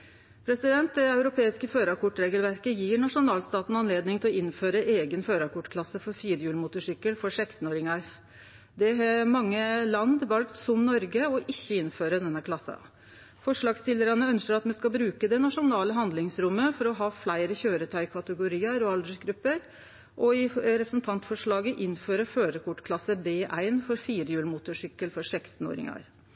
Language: Norwegian Nynorsk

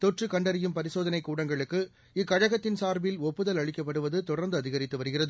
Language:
Tamil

